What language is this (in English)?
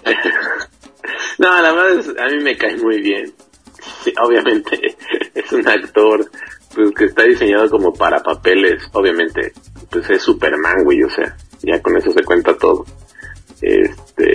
Spanish